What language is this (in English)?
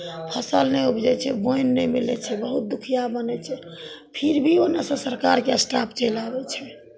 Maithili